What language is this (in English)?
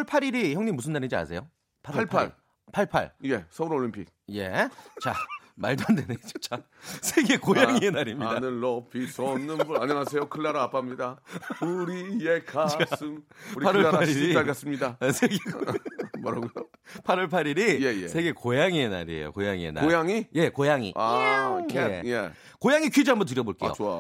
Korean